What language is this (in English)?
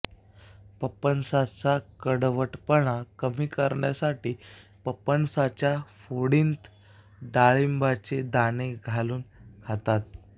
Marathi